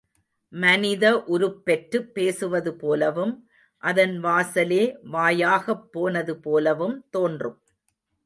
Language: Tamil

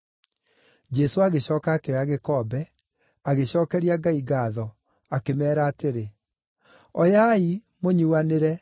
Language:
Kikuyu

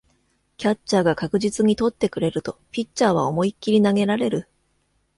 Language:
Japanese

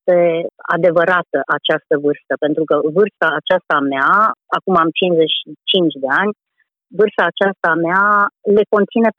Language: Romanian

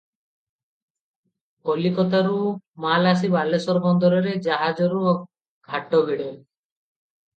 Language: Odia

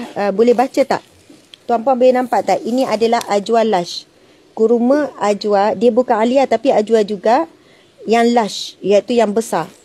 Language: Malay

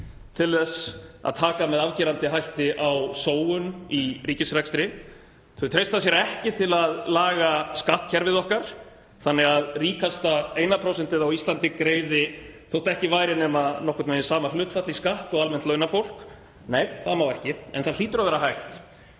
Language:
Icelandic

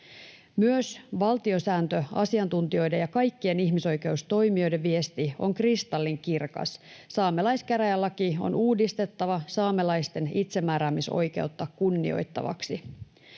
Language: Finnish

